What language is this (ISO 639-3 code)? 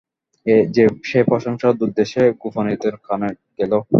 ben